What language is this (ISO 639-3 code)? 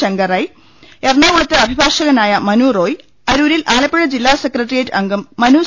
mal